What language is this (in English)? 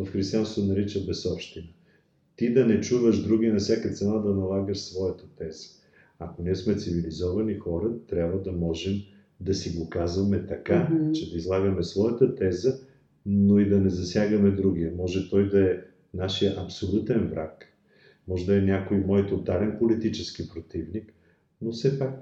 Bulgarian